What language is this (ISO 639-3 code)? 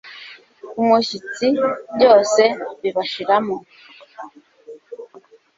kin